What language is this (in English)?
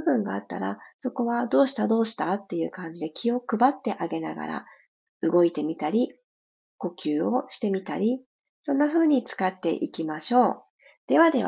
Japanese